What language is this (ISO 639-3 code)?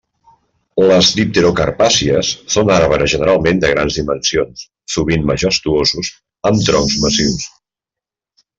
cat